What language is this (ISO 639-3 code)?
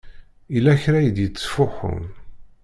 kab